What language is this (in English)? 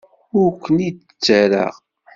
Kabyle